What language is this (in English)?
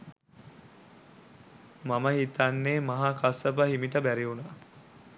Sinhala